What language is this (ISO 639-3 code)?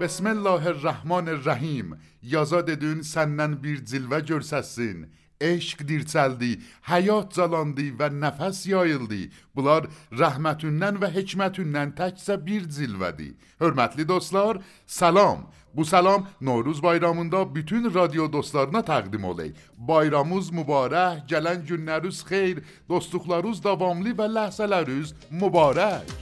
fas